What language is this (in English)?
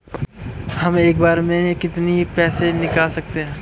Hindi